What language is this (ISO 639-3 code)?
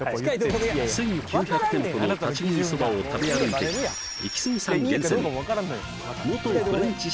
jpn